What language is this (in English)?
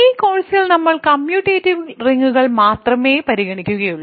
Malayalam